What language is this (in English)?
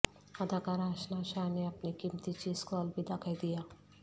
Urdu